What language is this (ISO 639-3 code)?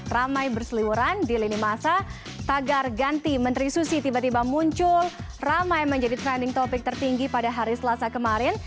ind